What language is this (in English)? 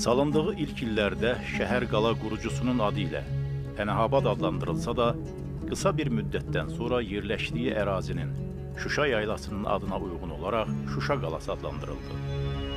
Turkish